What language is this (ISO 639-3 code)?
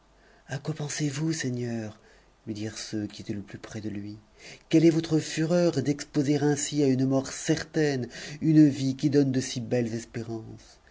fra